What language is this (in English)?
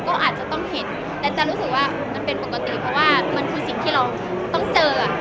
Thai